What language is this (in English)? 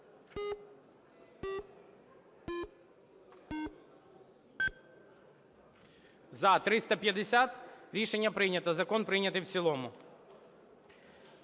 Ukrainian